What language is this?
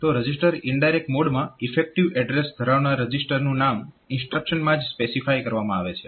Gujarati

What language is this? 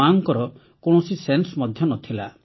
Odia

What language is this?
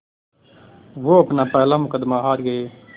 Hindi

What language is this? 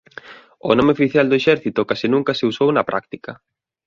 Galician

